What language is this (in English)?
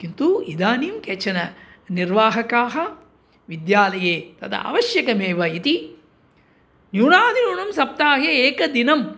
Sanskrit